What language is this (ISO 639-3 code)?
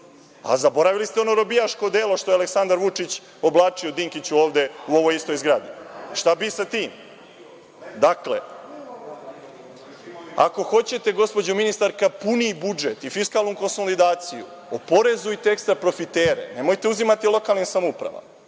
srp